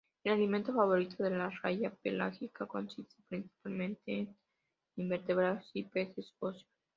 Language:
Spanish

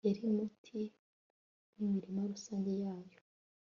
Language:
Kinyarwanda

